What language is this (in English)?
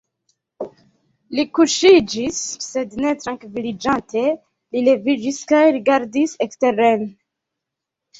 Esperanto